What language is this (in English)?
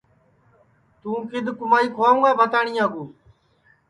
Sansi